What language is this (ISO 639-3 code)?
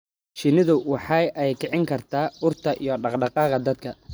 som